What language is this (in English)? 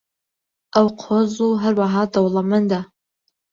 Central Kurdish